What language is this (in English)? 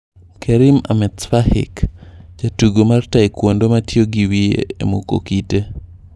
Luo (Kenya and Tanzania)